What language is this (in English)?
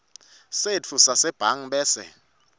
Swati